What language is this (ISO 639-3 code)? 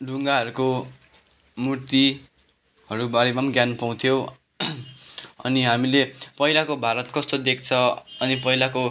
nep